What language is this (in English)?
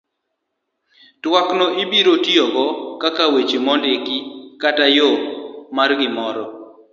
Luo (Kenya and Tanzania)